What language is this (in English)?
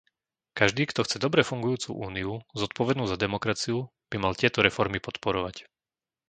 Slovak